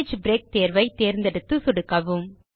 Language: Tamil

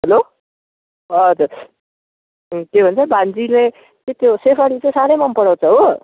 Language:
Nepali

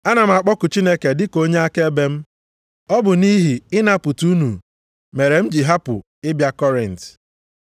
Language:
Igbo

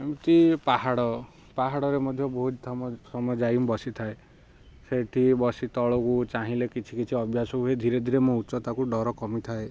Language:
Odia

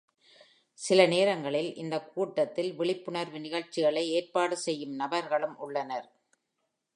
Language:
Tamil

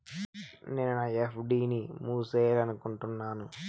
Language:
Telugu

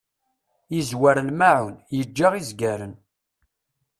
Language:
Kabyle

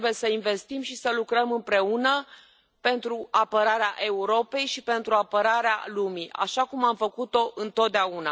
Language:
Romanian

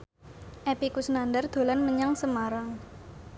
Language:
Javanese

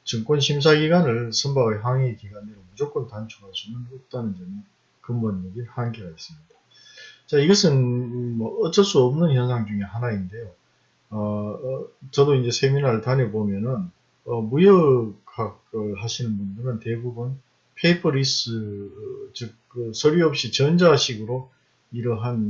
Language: Korean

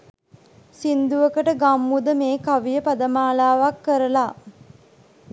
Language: Sinhala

